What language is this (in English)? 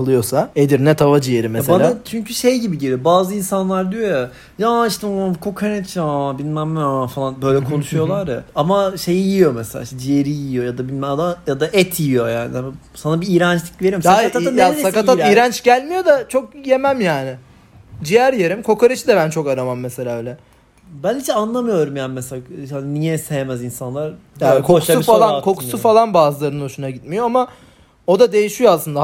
Turkish